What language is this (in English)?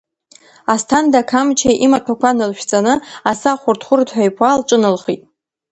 Abkhazian